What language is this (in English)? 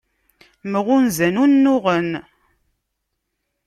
Kabyle